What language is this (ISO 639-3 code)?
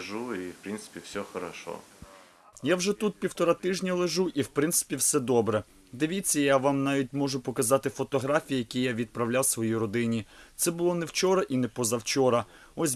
ukr